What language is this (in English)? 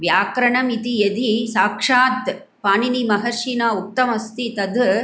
Sanskrit